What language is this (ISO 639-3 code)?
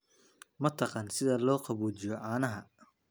som